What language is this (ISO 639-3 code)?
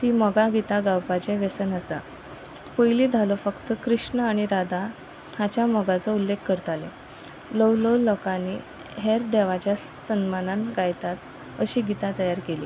kok